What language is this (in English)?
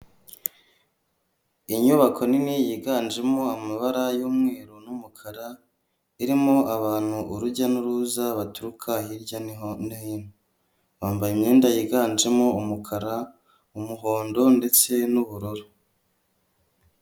Kinyarwanda